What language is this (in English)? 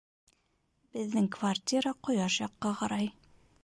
Bashkir